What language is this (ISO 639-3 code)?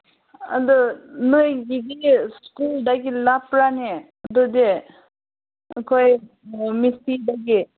mni